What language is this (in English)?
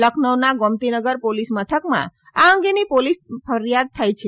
Gujarati